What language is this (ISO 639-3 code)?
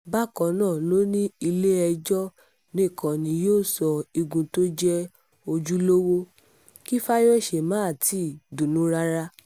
yor